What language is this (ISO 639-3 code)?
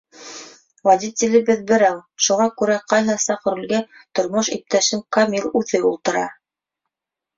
bak